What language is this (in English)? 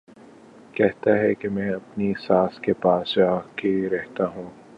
Urdu